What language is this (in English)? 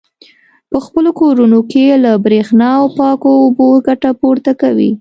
Pashto